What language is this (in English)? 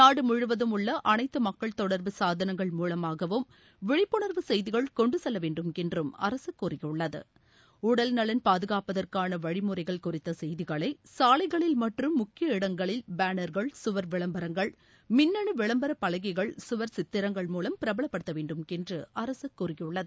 Tamil